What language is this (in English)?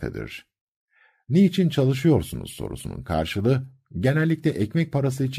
Turkish